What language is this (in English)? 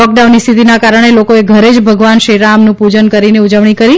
Gujarati